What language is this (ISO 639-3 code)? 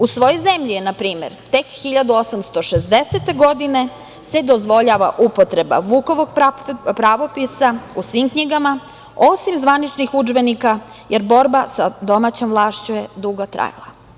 srp